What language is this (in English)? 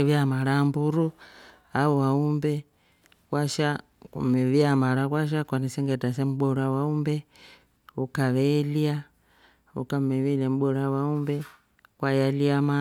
Rombo